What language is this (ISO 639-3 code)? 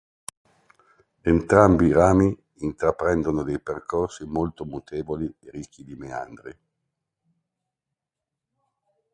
ita